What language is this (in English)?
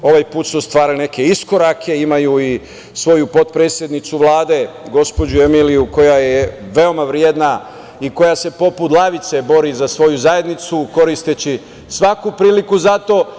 Serbian